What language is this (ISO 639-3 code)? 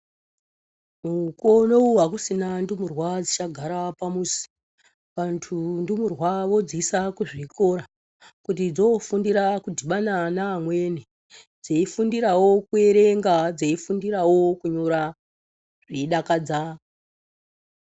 ndc